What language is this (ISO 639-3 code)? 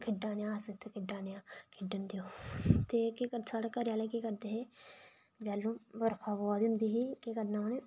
doi